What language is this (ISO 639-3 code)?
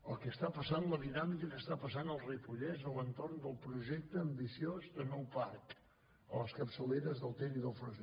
cat